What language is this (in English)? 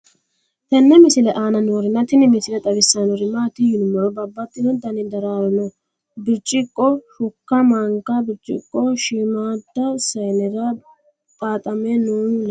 Sidamo